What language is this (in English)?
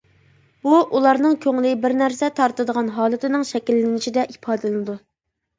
Uyghur